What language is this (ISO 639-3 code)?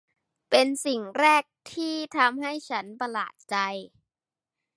tha